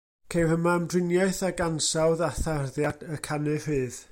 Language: Welsh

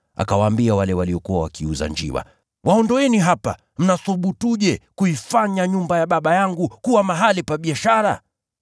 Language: Swahili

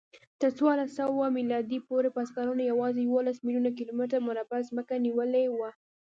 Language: Pashto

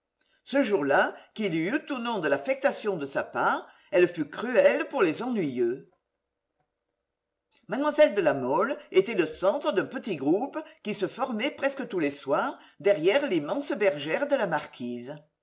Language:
French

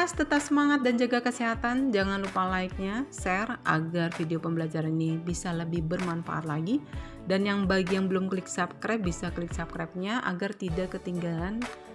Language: Indonesian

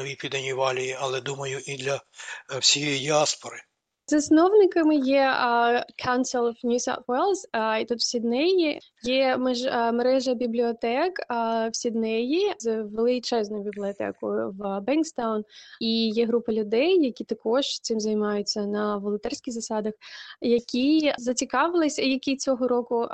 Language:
Ukrainian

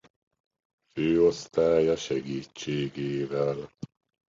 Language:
Hungarian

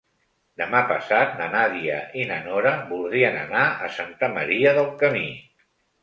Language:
Catalan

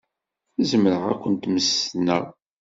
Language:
Kabyle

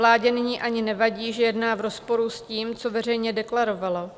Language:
Czech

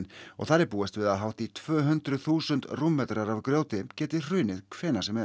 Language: Icelandic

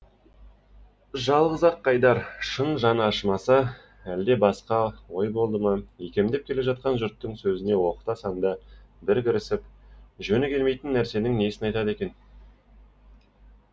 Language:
Kazakh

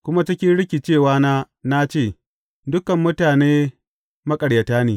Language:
Hausa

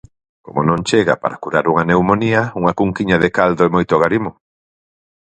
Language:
Galician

